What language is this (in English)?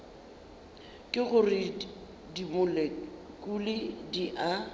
Northern Sotho